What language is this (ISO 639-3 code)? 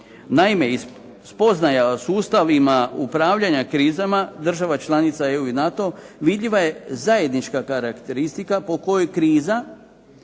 hrv